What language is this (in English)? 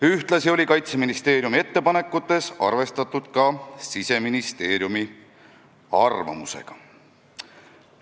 Estonian